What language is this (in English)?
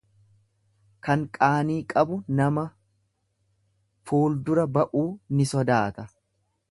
Oromo